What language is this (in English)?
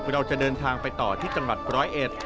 Thai